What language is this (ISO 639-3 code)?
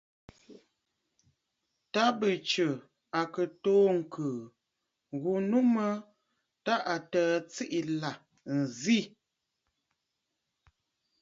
bfd